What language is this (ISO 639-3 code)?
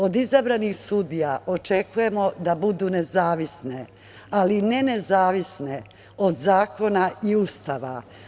srp